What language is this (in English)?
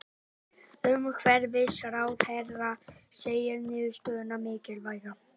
Icelandic